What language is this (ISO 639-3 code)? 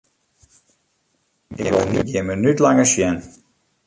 fry